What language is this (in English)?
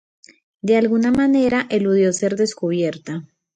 Spanish